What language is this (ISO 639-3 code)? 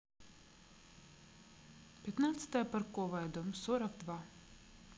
rus